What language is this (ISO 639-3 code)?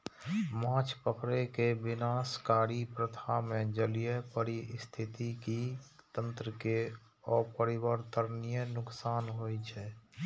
mai